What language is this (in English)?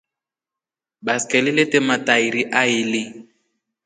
Rombo